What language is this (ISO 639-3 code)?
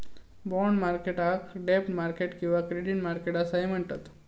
mar